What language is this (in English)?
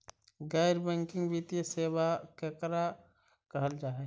Magahi